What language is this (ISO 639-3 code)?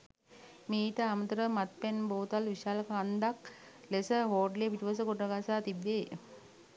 sin